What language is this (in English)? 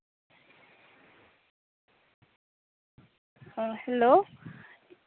Santali